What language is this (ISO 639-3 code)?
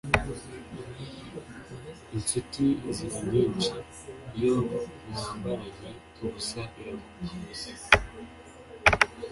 kin